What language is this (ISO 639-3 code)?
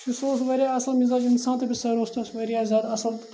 kas